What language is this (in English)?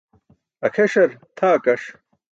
Burushaski